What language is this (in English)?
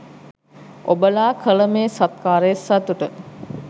Sinhala